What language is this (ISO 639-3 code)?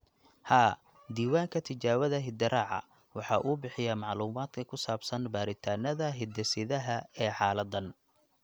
som